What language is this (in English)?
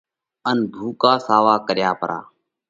Parkari Koli